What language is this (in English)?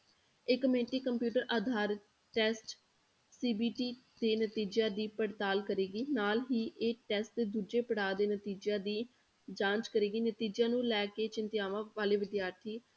Punjabi